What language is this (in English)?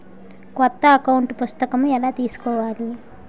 Telugu